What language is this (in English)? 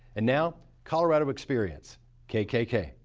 English